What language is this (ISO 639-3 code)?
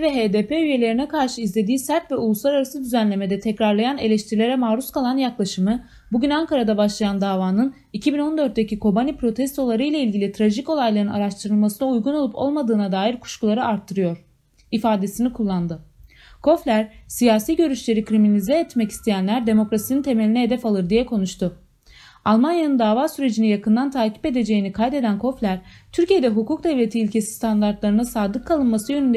tur